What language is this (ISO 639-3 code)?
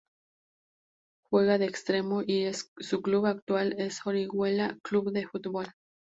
spa